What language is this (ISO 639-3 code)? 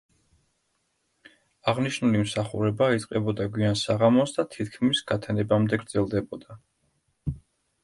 kat